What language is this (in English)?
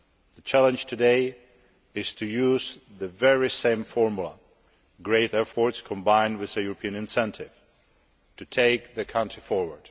English